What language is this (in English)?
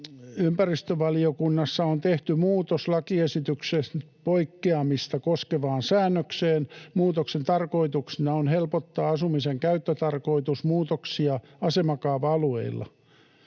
Finnish